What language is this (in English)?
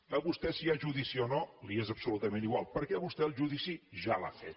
Catalan